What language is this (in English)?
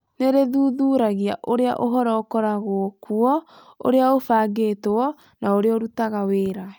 Kikuyu